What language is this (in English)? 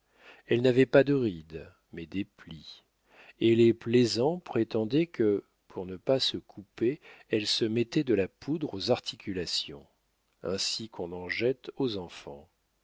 French